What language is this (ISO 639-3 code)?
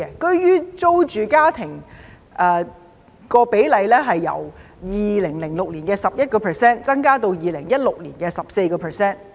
yue